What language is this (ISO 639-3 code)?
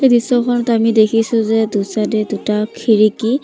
asm